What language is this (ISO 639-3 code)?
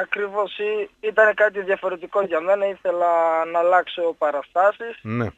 ell